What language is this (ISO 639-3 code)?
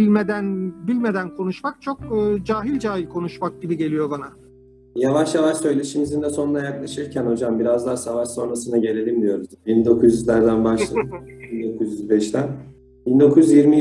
tur